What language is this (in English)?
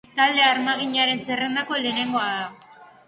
Basque